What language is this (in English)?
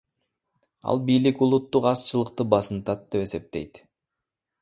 Kyrgyz